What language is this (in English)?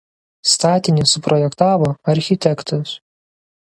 Lithuanian